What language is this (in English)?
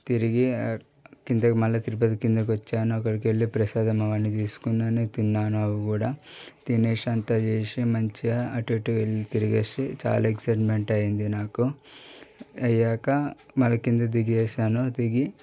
Telugu